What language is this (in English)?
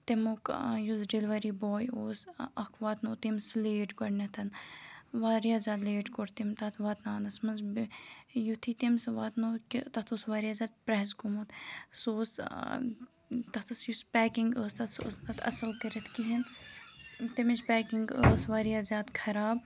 Kashmiri